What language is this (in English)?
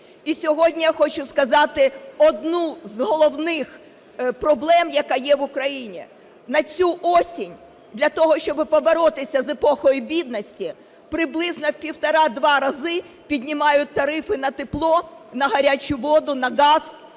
Ukrainian